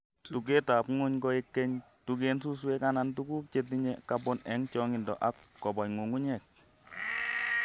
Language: Kalenjin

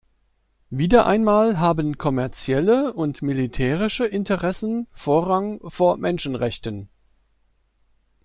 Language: German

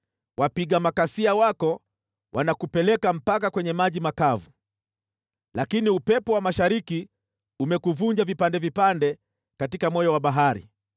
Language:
Swahili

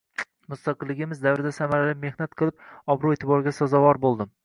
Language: Uzbek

